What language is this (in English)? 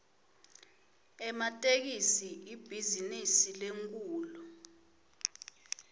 Swati